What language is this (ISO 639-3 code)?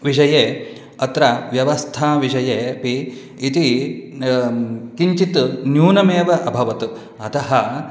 san